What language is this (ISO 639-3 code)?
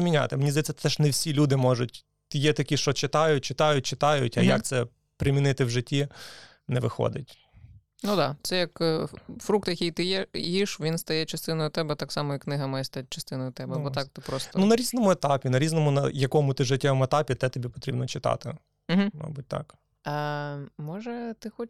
ukr